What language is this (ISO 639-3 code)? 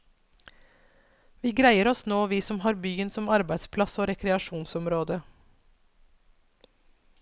nor